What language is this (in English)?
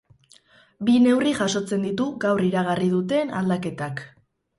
Basque